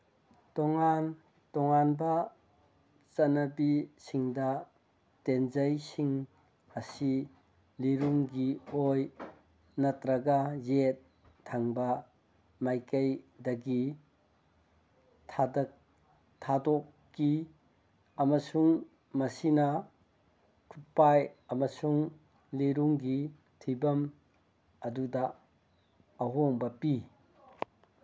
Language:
Manipuri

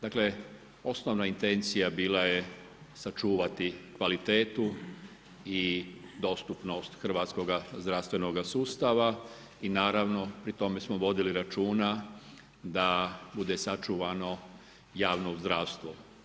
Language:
Croatian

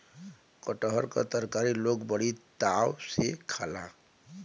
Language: Bhojpuri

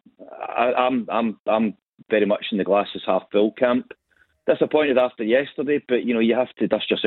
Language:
English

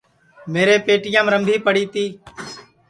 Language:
Sansi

